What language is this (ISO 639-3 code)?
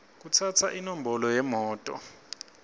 ssw